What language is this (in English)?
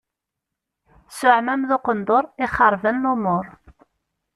Kabyle